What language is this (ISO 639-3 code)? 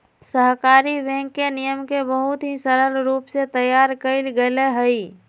mag